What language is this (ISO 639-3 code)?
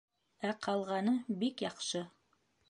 bak